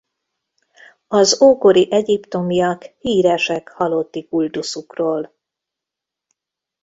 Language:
Hungarian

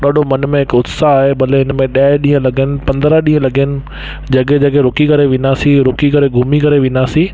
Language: Sindhi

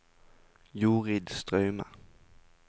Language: Norwegian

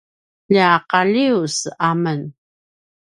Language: Paiwan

